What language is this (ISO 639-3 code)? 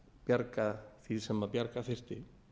isl